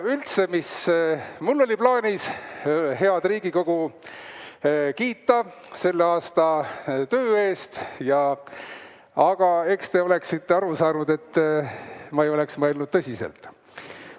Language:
Estonian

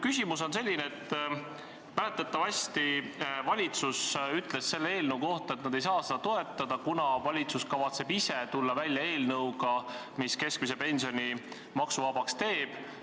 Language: Estonian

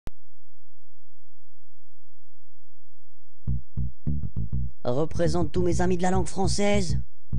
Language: French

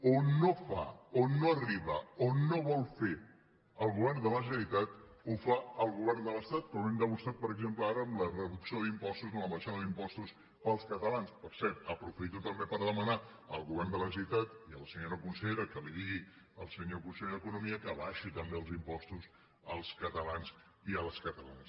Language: Catalan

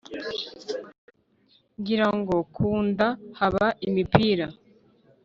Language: Kinyarwanda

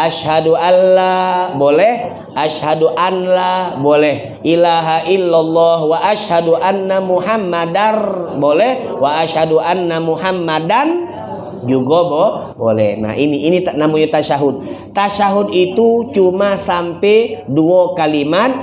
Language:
Indonesian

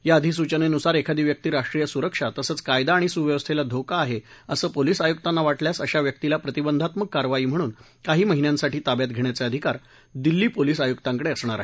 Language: Marathi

